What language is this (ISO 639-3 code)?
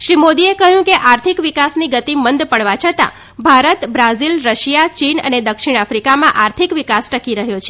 guj